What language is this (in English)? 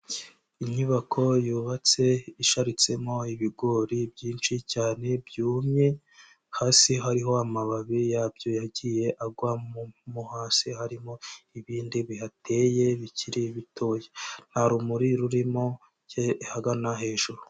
Kinyarwanda